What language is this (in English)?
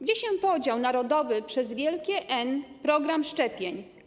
Polish